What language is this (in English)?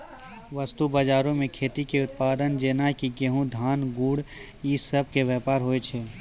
Maithili